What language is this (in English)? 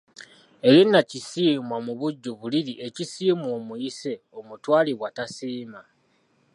Ganda